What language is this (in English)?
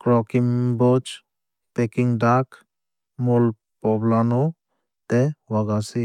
Kok Borok